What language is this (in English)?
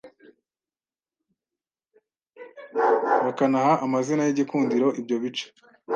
Kinyarwanda